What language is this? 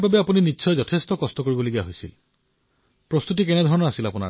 Assamese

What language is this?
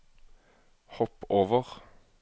Norwegian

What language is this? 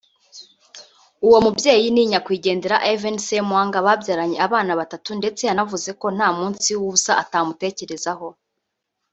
Kinyarwanda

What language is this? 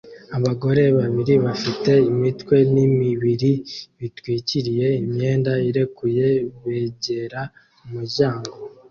Kinyarwanda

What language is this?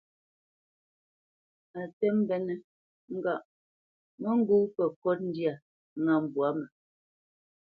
Bamenyam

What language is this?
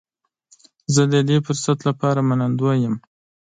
Pashto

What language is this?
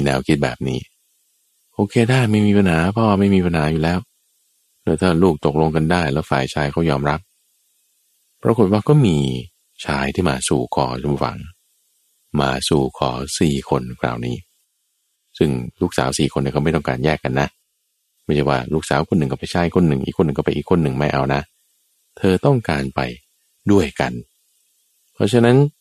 Thai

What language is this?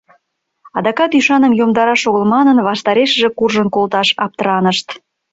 Mari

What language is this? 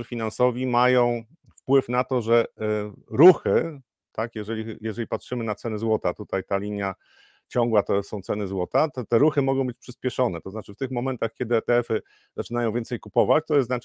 Polish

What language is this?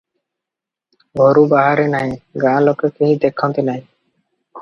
Odia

